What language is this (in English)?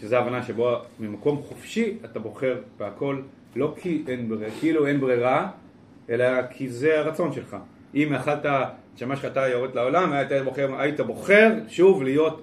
Hebrew